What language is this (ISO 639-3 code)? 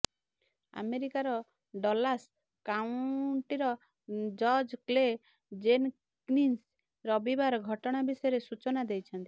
ori